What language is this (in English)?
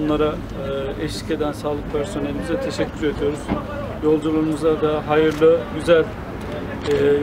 Turkish